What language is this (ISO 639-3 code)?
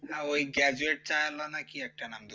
ben